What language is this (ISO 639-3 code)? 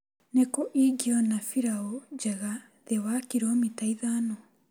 kik